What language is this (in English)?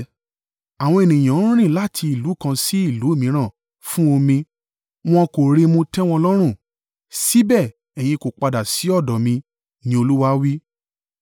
Yoruba